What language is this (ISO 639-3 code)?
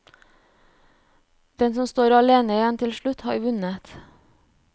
nor